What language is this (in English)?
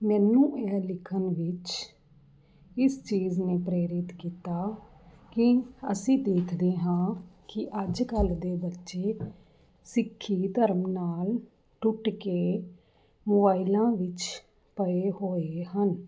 Punjabi